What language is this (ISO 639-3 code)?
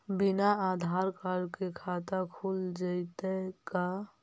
mag